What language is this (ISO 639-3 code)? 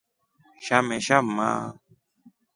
rof